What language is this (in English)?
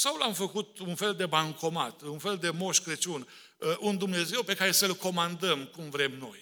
Romanian